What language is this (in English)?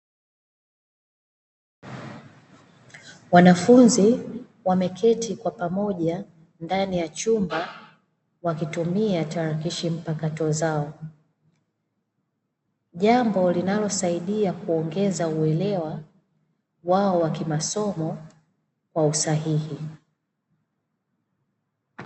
Swahili